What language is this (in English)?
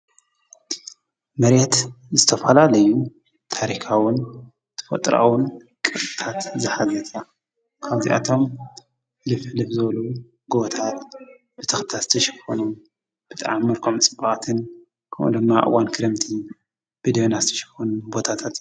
Tigrinya